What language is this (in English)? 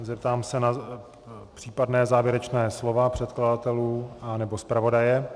Czech